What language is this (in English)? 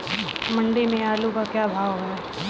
Hindi